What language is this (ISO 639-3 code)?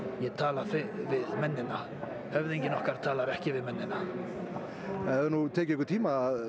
isl